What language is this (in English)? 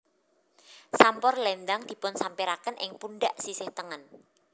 Javanese